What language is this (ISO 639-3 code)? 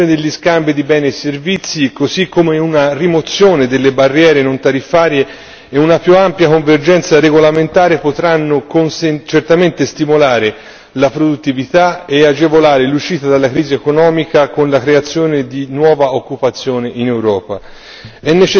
ita